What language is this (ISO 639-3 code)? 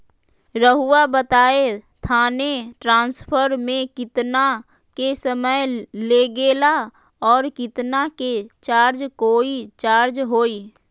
mag